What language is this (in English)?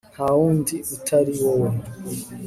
Kinyarwanda